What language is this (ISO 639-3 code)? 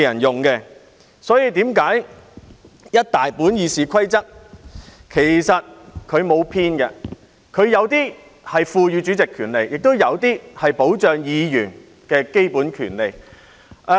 yue